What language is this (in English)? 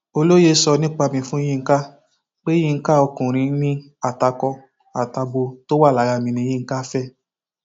Yoruba